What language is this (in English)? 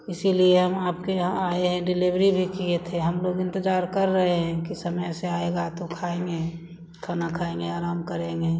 Hindi